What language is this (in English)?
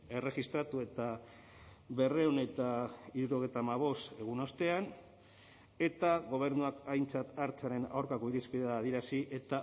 Basque